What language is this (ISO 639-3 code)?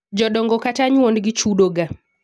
luo